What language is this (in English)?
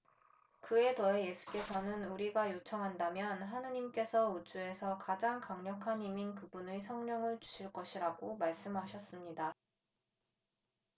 Korean